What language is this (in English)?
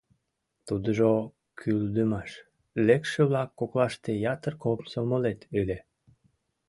Mari